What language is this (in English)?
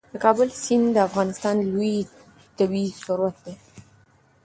Pashto